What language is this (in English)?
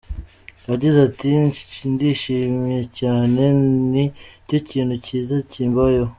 Kinyarwanda